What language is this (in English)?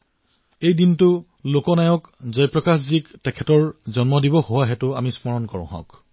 Assamese